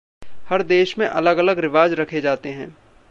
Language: Hindi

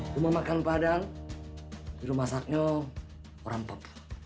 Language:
Indonesian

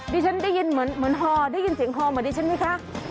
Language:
Thai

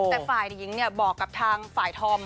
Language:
Thai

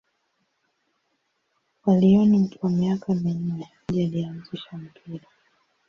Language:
Swahili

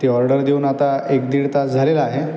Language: Marathi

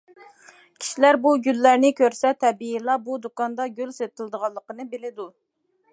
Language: Uyghur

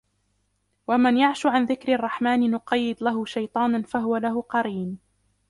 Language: Arabic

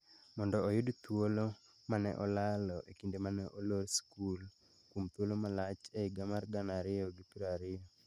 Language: Luo (Kenya and Tanzania)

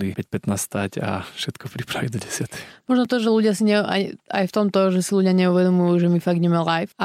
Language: Slovak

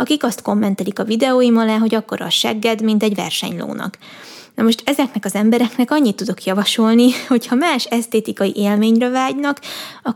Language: Hungarian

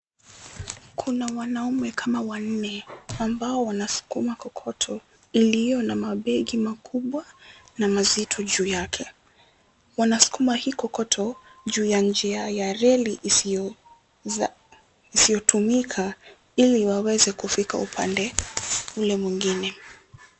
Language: Swahili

